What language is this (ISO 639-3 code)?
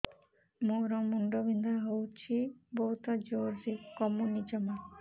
ori